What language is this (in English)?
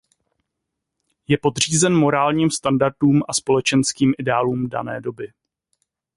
Czech